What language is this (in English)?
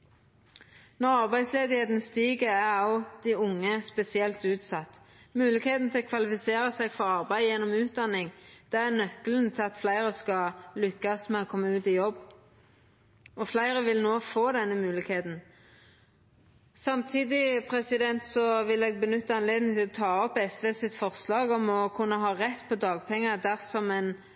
Norwegian Nynorsk